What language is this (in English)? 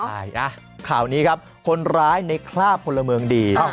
Thai